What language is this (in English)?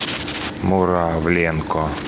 Russian